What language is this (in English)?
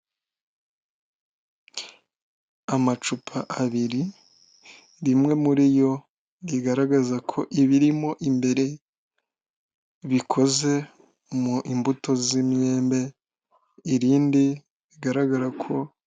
Kinyarwanda